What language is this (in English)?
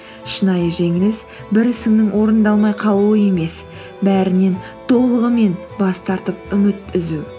Kazakh